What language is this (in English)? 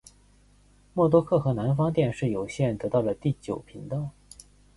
Chinese